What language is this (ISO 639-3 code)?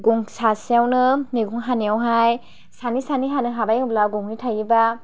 brx